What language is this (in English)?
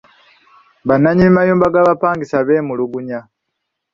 Ganda